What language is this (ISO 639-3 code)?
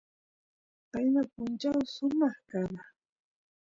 qus